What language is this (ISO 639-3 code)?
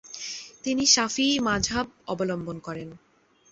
ben